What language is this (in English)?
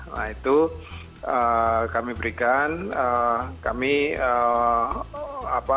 Indonesian